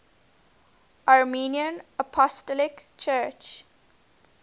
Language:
English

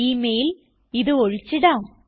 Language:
Malayalam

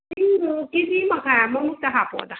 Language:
Manipuri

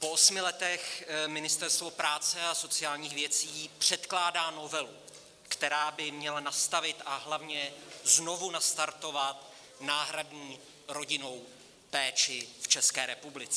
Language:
Czech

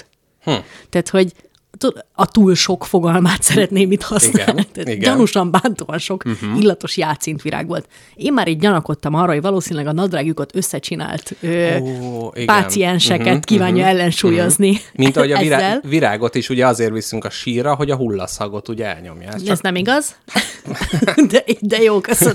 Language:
Hungarian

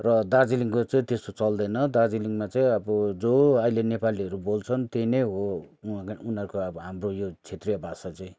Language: Nepali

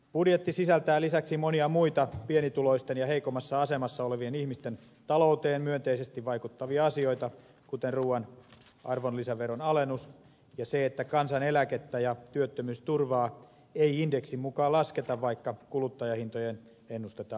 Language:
Finnish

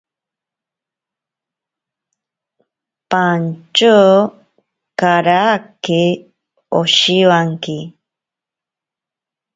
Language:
Ashéninka Perené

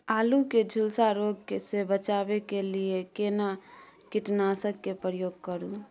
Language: Maithili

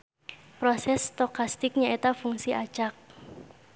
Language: Sundanese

